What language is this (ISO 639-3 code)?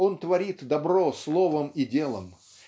rus